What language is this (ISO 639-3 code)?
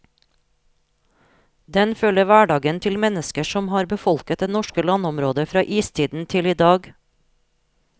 nor